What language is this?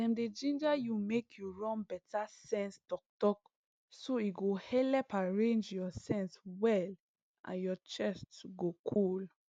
Nigerian Pidgin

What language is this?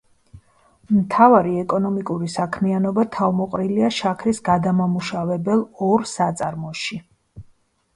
Georgian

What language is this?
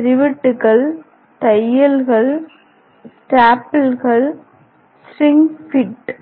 Tamil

